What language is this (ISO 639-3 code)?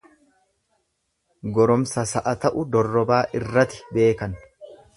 orm